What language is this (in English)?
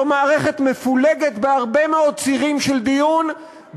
Hebrew